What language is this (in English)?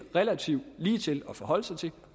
Danish